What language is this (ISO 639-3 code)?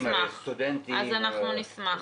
heb